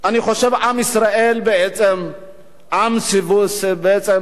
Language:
Hebrew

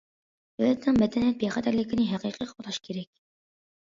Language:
Uyghur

